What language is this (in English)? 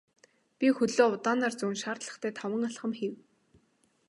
Mongolian